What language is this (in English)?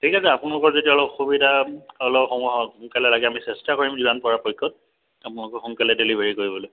Assamese